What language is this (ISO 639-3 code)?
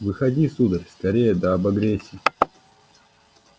rus